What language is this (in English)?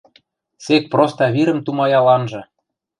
Western Mari